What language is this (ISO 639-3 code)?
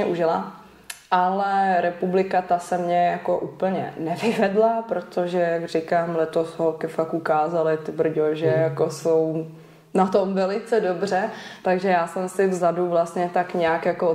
ces